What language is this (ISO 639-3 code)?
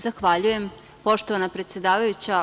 srp